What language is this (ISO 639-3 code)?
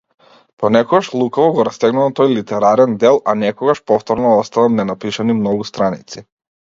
mkd